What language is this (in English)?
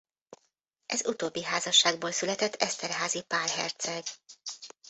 Hungarian